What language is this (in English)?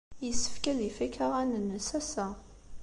Kabyle